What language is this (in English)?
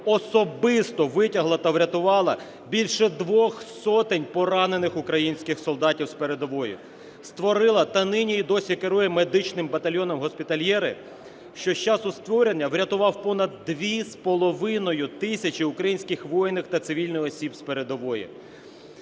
Ukrainian